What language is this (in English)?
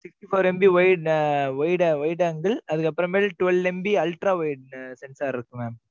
Tamil